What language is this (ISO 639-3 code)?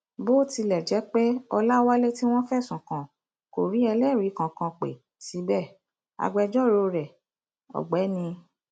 yor